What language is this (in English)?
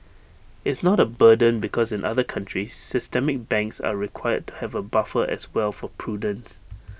English